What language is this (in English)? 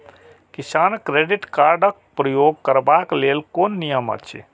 Maithili